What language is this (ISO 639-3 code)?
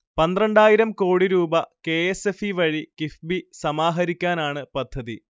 mal